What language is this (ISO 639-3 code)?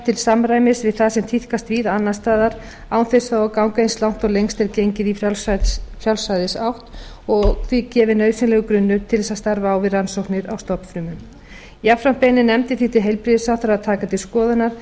isl